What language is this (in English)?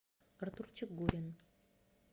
Russian